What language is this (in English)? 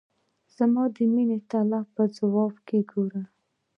Pashto